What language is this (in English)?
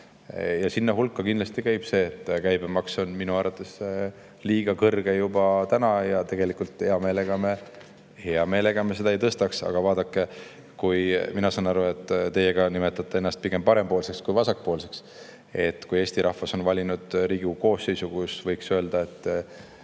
Estonian